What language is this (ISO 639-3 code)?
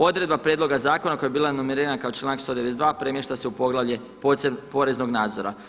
hrv